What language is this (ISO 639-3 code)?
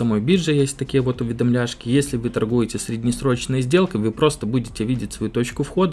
rus